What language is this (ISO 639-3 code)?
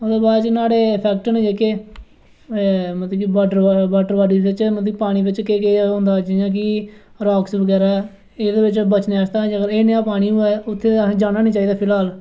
doi